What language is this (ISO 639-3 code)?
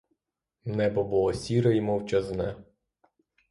ukr